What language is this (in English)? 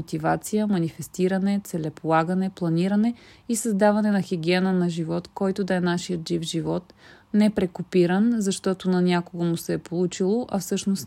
Bulgarian